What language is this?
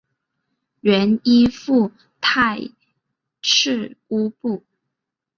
Chinese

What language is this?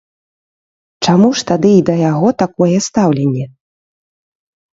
Belarusian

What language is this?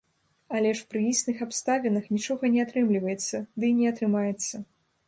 Belarusian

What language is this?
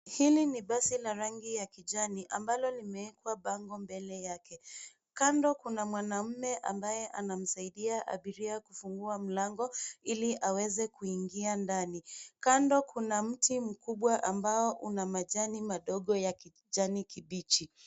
Swahili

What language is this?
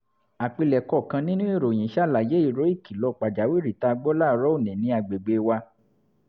Yoruba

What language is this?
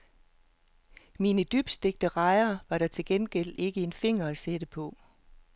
Danish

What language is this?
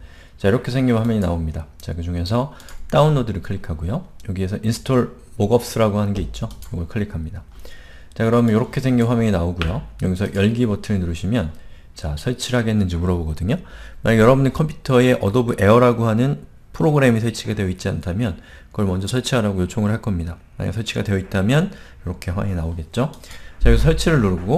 Korean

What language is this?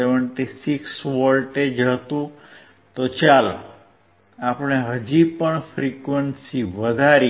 Gujarati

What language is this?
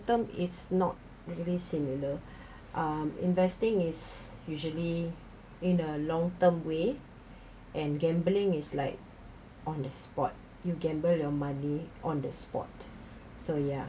English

